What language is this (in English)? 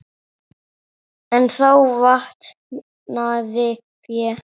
Icelandic